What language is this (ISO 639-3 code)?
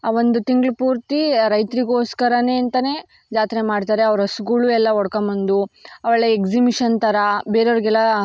kan